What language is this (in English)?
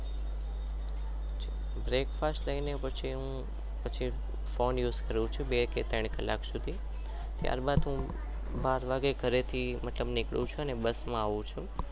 Gujarati